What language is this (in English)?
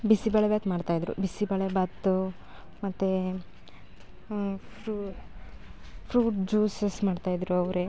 Kannada